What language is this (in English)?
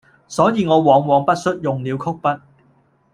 Cantonese